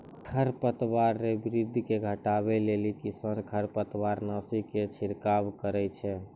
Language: Maithili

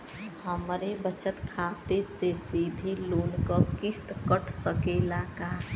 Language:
Bhojpuri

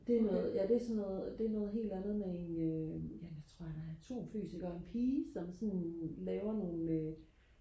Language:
Danish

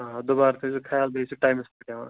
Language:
Kashmiri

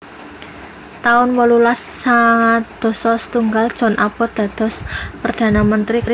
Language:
Javanese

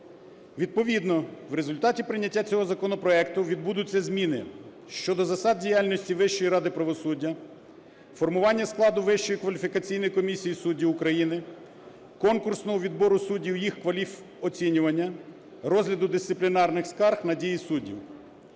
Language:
Ukrainian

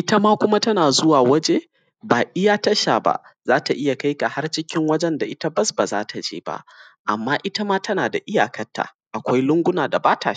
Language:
Hausa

